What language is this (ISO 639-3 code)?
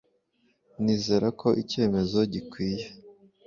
kin